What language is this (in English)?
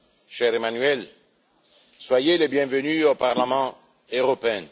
French